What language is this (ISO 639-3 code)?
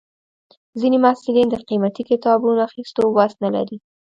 pus